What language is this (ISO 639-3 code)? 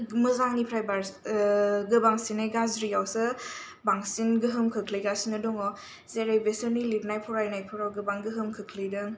brx